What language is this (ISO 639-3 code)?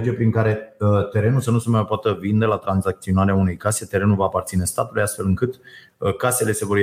ron